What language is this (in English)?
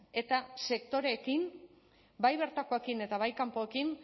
Basque